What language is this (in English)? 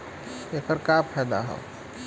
Bhojpuri